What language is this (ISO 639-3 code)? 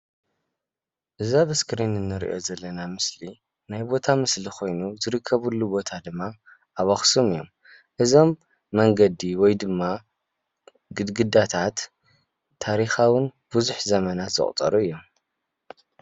tir